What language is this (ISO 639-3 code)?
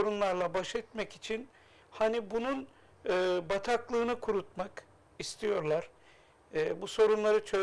tur